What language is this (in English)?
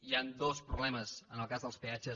Catalan